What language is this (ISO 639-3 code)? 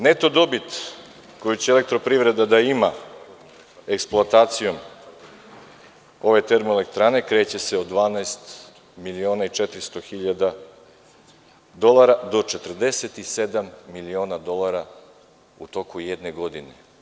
srp